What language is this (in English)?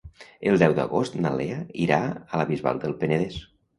Catalan